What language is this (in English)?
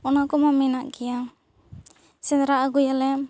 Santali